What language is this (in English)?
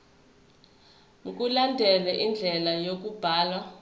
Zulu